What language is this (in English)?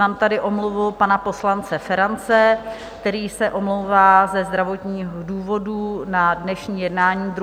Czech